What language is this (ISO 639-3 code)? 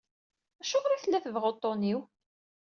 kab